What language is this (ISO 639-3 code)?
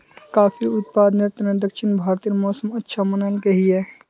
mag